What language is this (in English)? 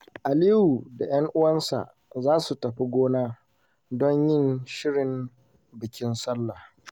Hausa